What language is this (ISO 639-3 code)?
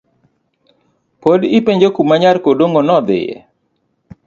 luo